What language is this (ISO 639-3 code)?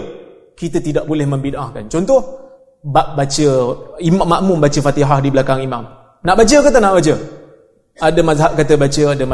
msa